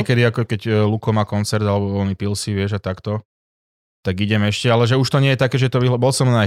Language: Slovak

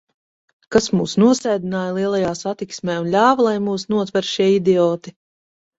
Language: Latvian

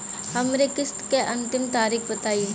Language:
Bhojpuri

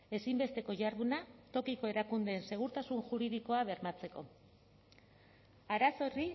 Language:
Basque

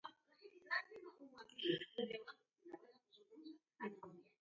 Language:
Taita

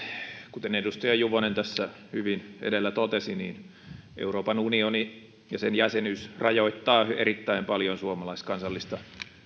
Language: Finnish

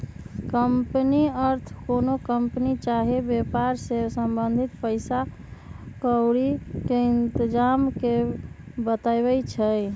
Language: Magahi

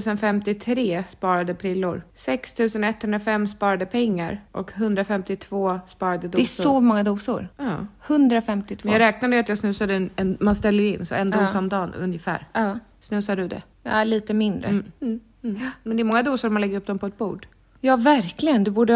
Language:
Swedish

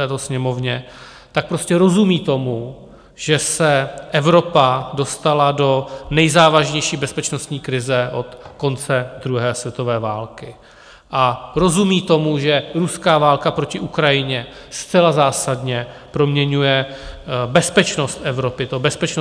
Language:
Czech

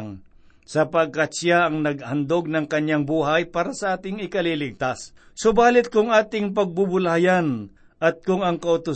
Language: Filipino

